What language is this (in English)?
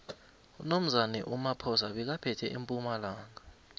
South Ndebele